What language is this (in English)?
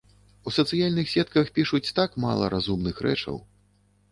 Belarusian